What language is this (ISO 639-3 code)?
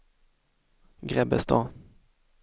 swe